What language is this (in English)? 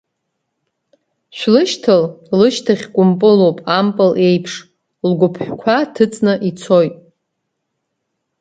Abkhazian